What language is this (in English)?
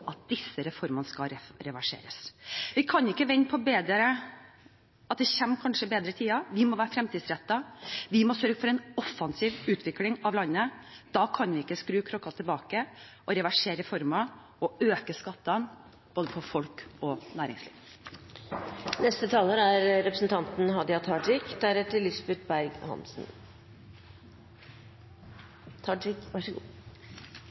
Norwegian